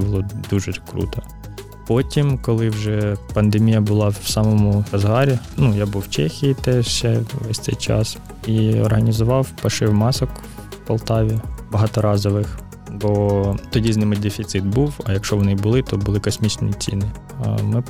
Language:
Ukrainian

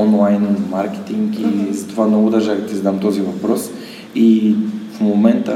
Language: Bulgarian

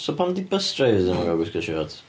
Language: Welsh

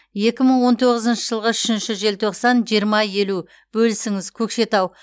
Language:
Kazakh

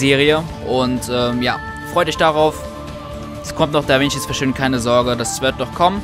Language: German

